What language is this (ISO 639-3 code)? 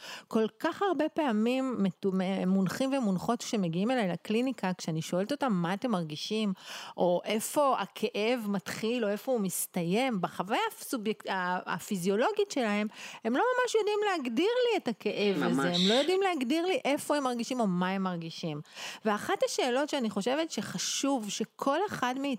heb